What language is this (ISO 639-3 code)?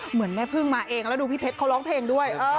tha